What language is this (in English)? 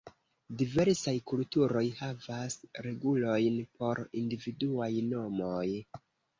Esperanto